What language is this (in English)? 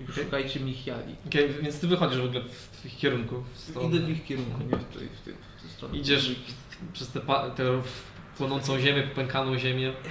Polish